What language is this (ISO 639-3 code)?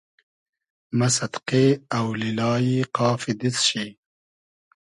haz